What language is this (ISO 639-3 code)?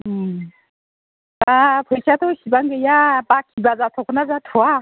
brx